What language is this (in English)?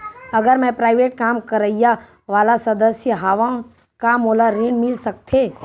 Chhattisgarhi